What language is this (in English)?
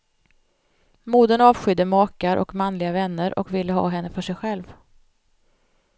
Swedish